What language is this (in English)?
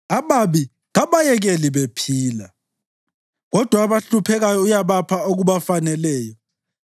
North Ndebele